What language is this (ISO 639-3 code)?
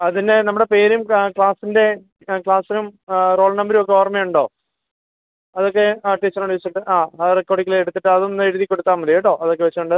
mal